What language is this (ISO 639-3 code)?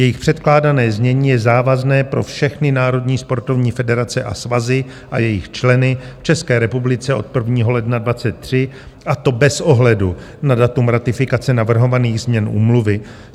ces